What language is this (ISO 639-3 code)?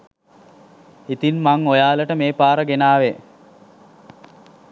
sin